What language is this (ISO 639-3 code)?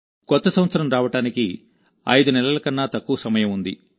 tel